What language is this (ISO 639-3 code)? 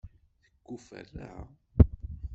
kab